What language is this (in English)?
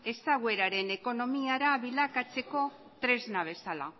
Basque